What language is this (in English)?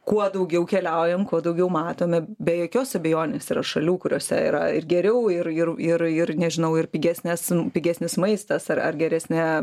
Lithuanian